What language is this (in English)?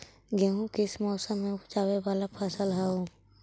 Magahi